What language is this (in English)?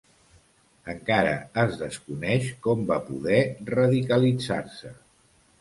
Catalan